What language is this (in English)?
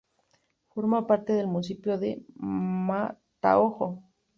Spanish